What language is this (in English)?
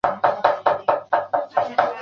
Chinese